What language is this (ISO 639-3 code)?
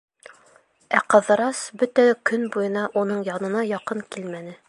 bak